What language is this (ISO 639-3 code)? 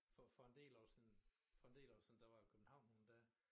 dan